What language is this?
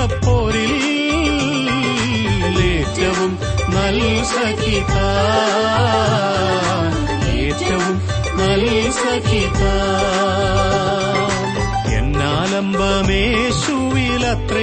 Malayalam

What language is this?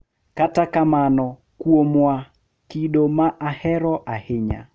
Luo (Kenya and Tanzania)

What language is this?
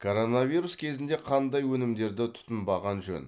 Kazakh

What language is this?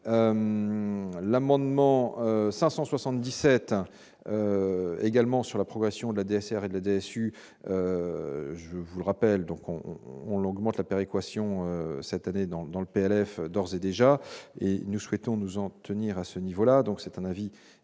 French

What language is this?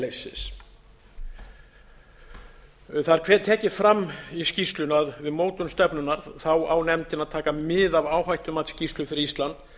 Icelandic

